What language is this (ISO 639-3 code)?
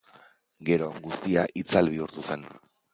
eus